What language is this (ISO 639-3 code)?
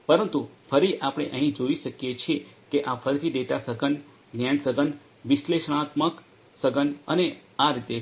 guj